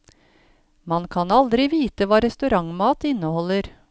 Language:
Norwegian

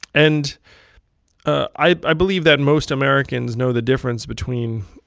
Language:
English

